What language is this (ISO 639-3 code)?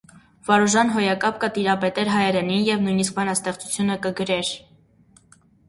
hye